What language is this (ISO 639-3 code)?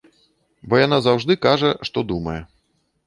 bel